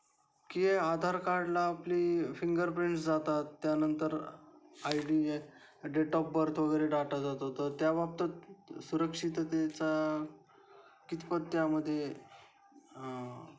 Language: Marathi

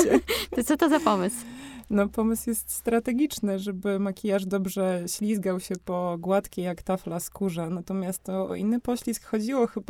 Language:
Polish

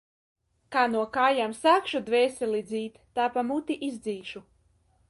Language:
Latvian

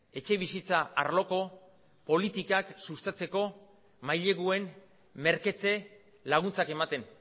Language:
Basque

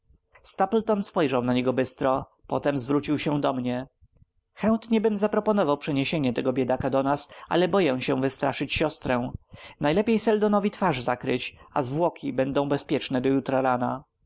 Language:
Polish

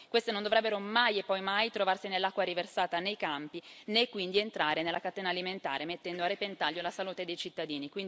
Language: Italian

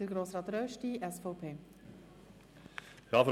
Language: Swiss German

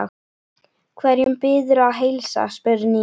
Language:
Icelandic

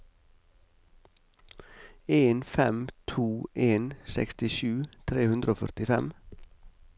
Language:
Norwegian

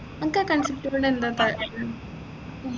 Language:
Malayalam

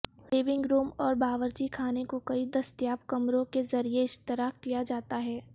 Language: Urdu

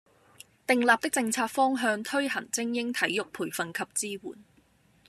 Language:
Cantonese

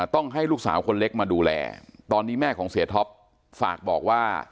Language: Thai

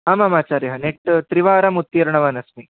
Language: Sanskrit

